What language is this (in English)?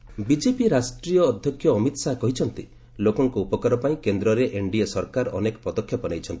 Odia